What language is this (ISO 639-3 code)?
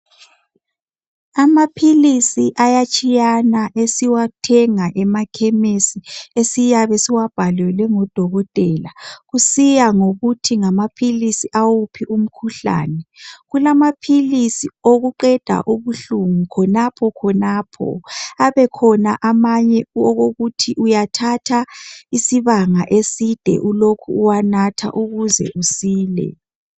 nde